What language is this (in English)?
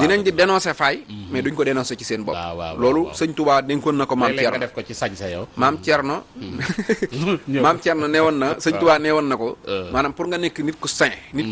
Indonesian